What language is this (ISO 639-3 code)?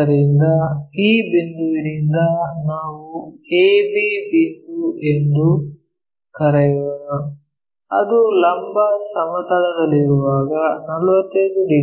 kan